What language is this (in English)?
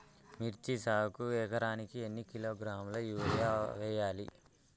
Telugu